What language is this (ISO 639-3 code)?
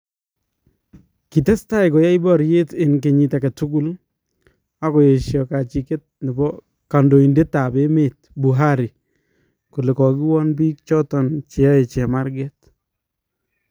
kln